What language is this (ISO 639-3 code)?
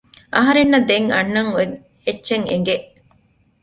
div